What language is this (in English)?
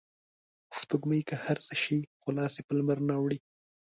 Pashto